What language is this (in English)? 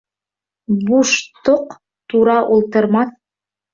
Bashkir